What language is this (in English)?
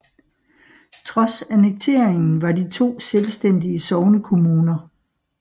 Danish